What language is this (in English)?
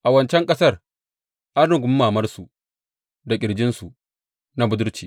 Hausa